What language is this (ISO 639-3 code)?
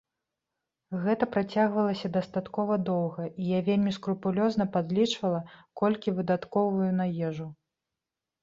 bel